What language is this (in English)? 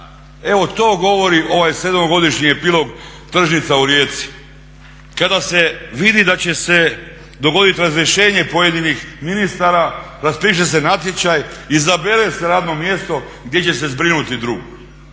Croatian